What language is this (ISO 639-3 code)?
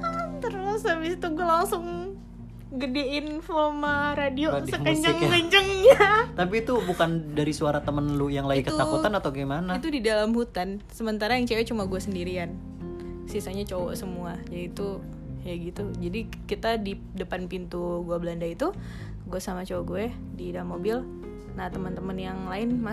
ind